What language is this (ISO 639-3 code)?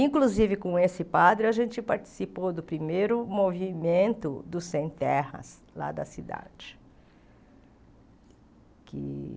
por